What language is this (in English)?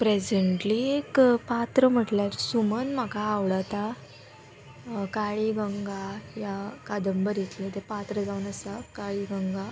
Konkani